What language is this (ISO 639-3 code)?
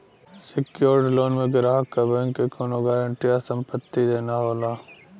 bho